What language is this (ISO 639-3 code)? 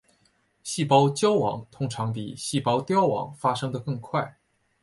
zho